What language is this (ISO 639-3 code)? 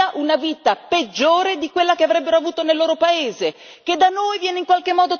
ita